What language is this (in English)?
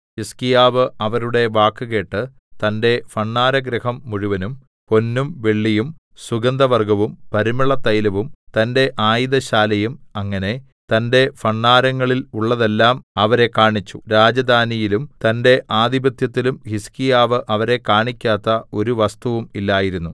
Malayalam